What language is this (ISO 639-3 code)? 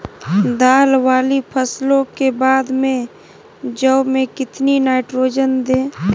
mag